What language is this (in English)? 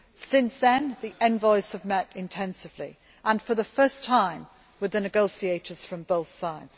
English